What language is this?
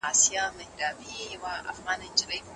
Pashto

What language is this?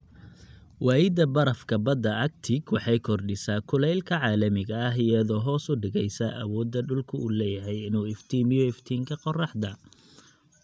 Somali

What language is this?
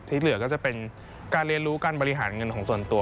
Thai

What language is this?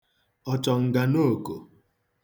Igbo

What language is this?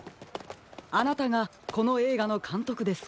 Japanese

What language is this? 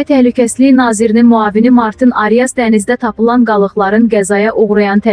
Turkish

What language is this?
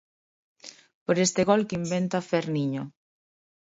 Galician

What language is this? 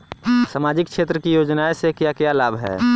Bhojpuri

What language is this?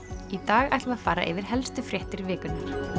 Icelandic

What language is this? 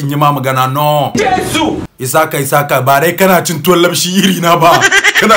Arabic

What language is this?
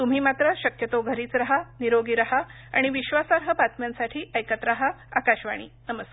Marathi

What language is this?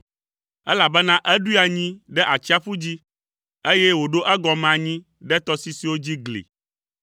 Ewe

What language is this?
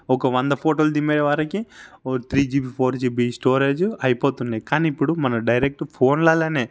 Telugu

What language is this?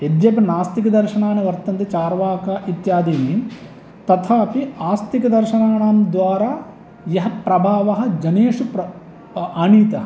Sanskrit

